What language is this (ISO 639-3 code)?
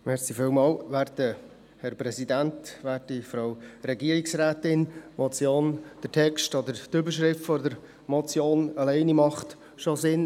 gsw